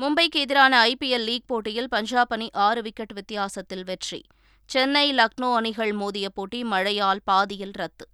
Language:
Tamil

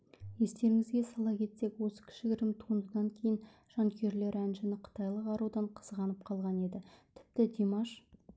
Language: Kazakh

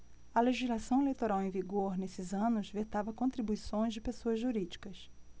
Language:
Portuguese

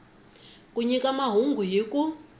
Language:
Tsonga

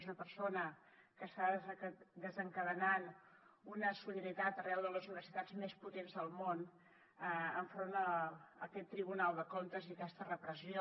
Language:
Catalan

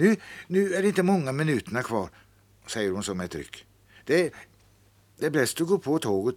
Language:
Swedish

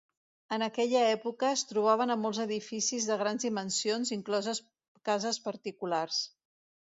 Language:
Catalan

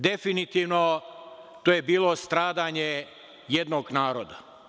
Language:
Serbian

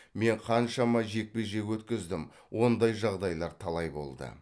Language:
Kazakh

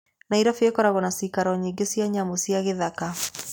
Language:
Kikuyu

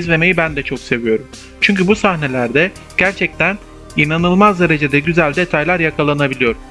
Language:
Turkish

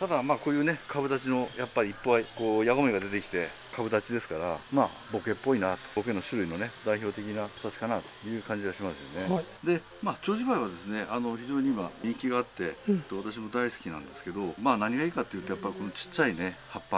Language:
Japanese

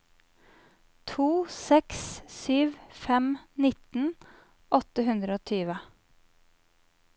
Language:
Norwegian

